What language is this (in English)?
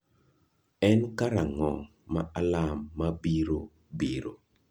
Luo (Kenya and Tanzania)